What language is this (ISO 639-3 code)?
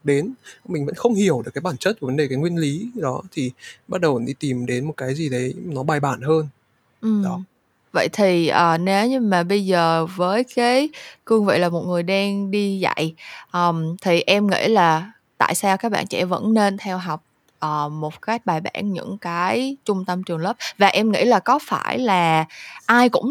vie